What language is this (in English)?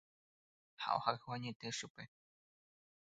Guarani